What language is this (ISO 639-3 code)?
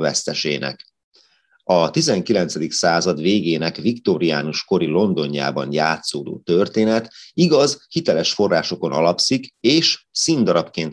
hun